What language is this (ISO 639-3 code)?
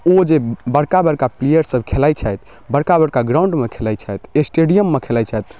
mai